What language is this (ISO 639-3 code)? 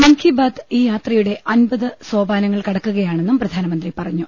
mal